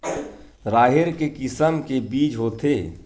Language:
Chhattisgarhi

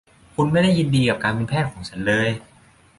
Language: Thai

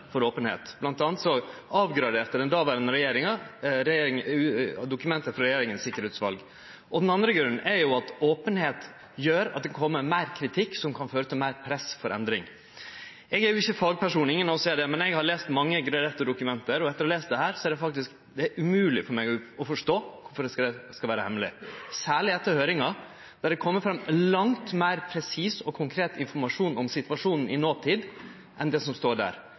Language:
Norwegian Nynorsk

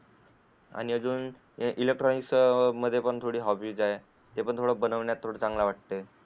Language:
Marathi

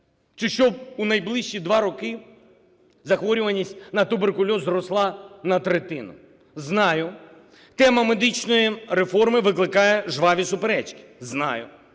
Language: Ukrainian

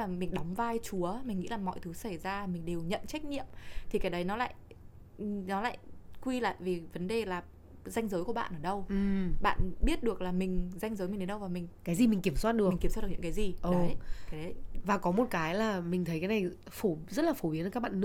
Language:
Vietnamese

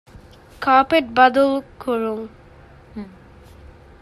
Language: Divehi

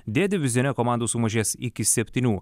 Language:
Lithuanian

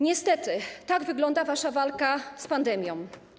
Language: Polish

